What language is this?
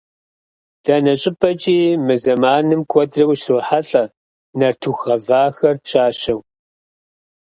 Kabardian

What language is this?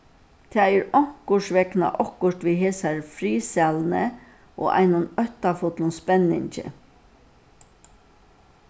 Faroese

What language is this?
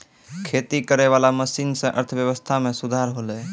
Maithili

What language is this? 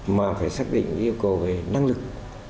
Vietnamese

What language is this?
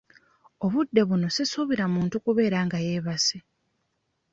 Ganda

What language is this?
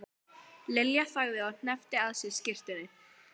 Icelandic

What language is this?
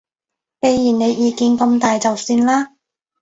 Cantonese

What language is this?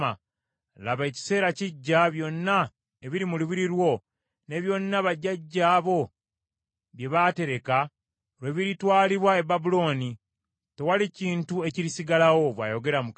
Ganda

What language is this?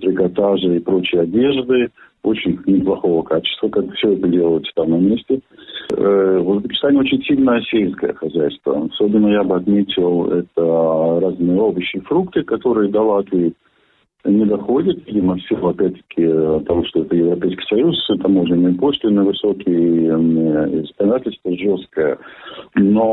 Russian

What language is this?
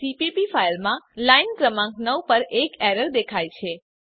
Gujarati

